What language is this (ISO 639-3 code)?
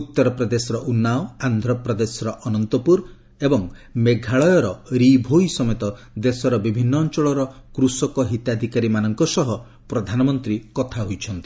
ori